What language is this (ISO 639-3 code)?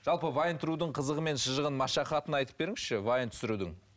kaz